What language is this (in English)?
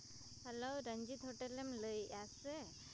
Santali